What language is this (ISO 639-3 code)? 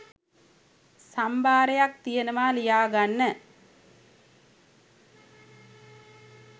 sin